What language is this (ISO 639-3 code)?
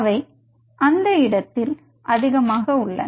tam